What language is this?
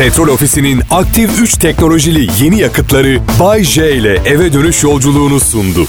Turkish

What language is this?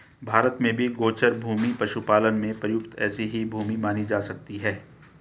Hindi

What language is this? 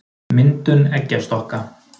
Icelandic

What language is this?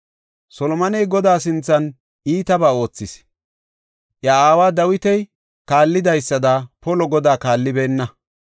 Gofa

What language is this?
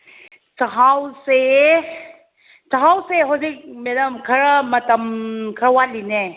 Manipuri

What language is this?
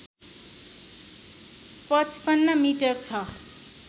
Nepali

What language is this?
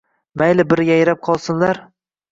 Uzbek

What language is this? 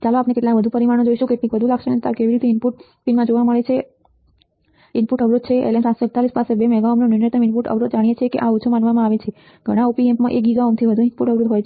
Gujarati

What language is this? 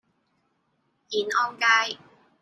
Cantonese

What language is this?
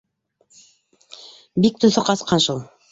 Bashkir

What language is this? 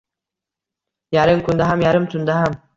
Uzbek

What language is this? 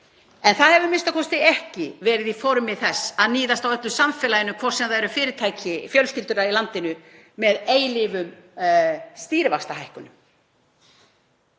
Icelandic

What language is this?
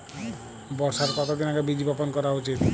Bangla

